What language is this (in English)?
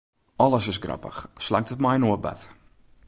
Western Frisian